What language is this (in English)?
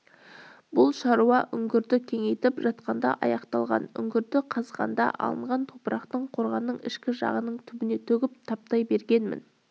Kazakh